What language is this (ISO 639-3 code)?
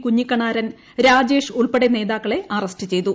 mal